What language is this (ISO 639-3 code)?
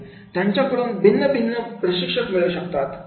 mar